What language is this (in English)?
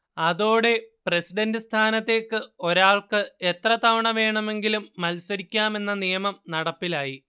Malayalam